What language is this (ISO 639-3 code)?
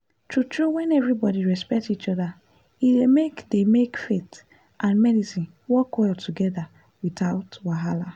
pcm